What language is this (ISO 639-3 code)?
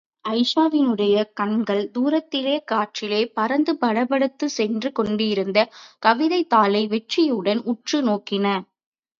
tam